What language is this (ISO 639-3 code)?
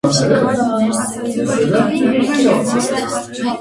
hye